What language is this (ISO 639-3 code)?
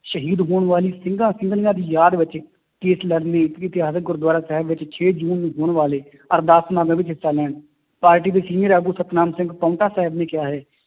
pan